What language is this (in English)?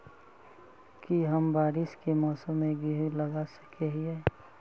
Magahi